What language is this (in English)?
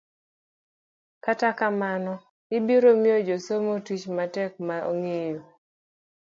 Luo (Kenya and Tanzania)